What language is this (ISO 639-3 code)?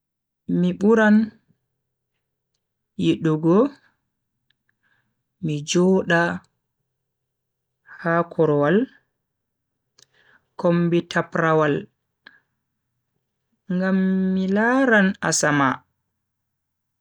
fui